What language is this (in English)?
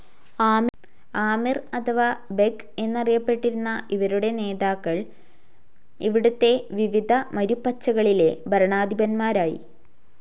Malayalam